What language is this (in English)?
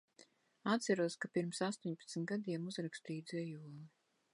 Latvian